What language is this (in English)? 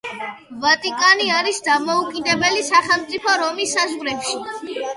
Georgian